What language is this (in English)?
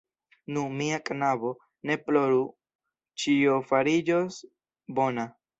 Esperanto